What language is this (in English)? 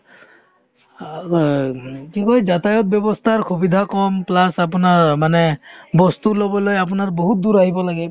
Assamese